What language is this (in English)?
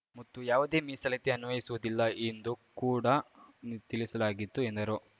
Kannada